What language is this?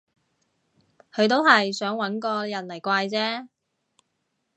Cantonese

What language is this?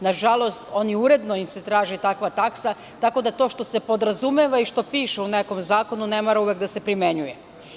Serbian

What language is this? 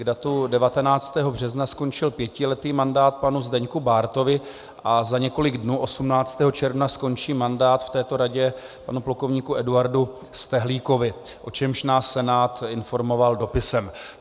Czech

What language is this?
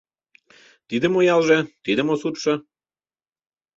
Mari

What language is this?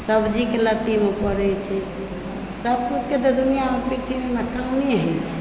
Maithili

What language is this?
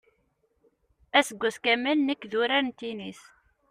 Kabyle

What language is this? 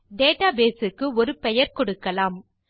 Tamil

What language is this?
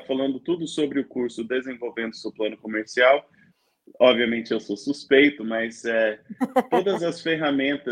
Portuguese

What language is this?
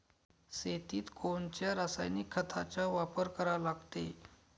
Marathi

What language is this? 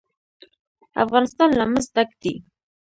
Pashto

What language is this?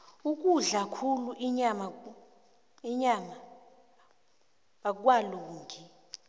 South Ndebele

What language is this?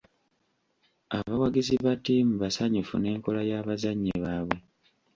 Ganda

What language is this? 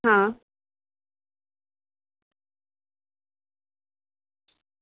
Gujarati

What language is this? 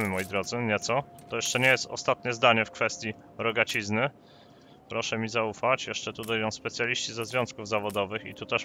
Polish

